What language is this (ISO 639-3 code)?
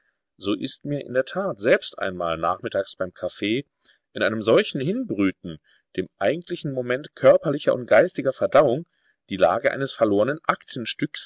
deu